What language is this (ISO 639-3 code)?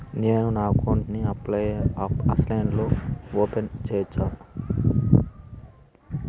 tel